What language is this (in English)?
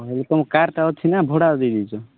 Odia